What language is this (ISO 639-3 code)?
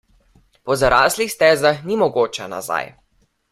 slv